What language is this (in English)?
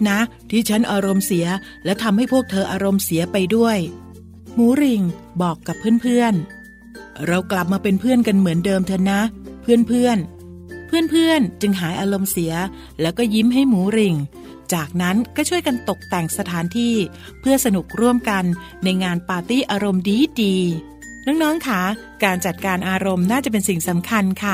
Thai